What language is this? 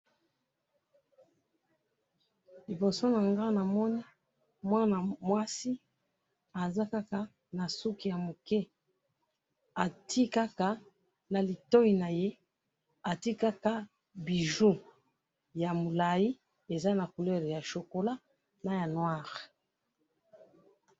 Lingala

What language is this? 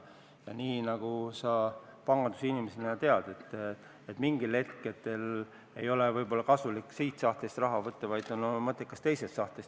Estonian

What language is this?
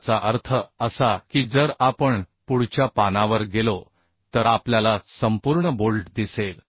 Marathi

